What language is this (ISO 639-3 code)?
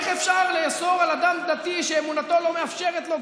heb